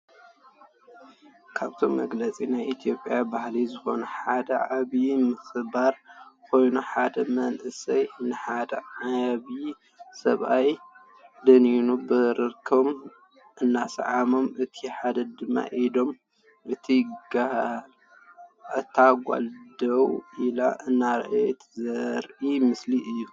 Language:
Tigrinya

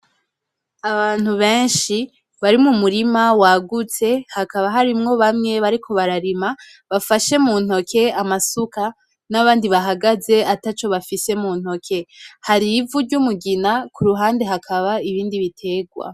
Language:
Rundi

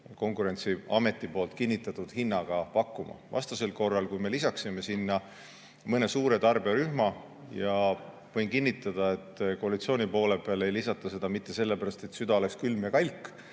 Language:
Estonian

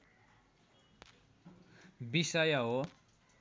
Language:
Nepali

